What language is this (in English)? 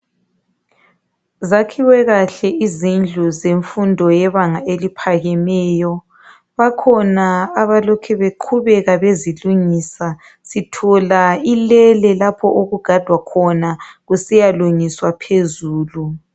North Ndebele